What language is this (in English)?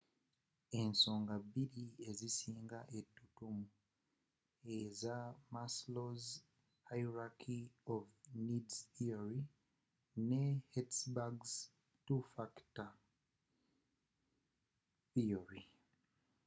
Ganda